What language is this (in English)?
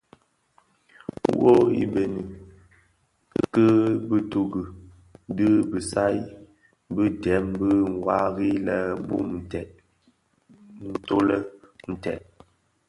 Bafia